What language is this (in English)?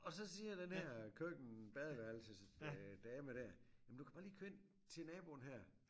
Danish